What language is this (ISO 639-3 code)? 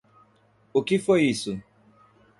por